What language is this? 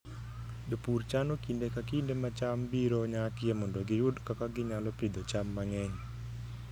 Luo (Kenya and Tanzania)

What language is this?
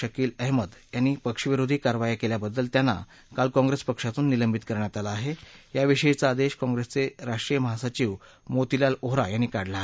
Marathi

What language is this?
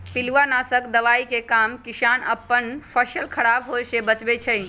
Magahi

